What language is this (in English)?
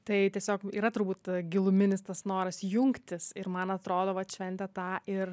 Lithuanian